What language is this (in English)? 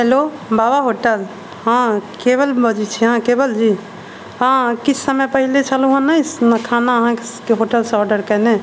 Maithili